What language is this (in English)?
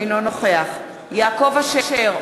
Hebrew